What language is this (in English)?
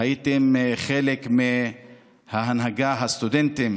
Hebrew